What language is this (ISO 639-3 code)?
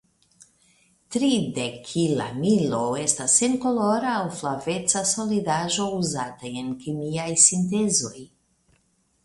epo